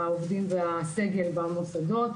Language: Hebrew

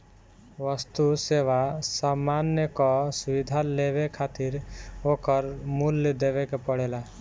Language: Bhojpuri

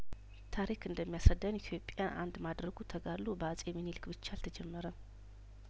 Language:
Amharic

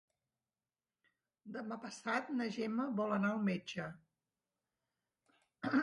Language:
Catalan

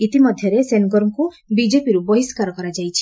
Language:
Odia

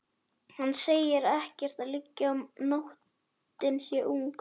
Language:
Icelandic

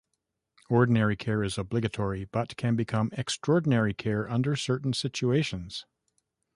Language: English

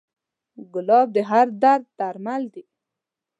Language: Pashto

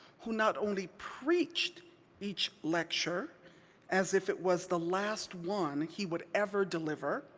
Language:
English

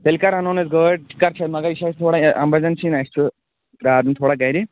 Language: Kashmiri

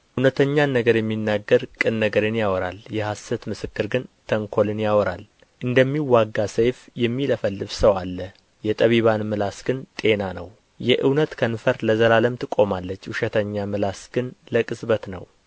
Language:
Amharic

